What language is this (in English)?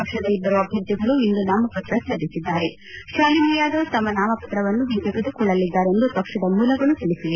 Kannada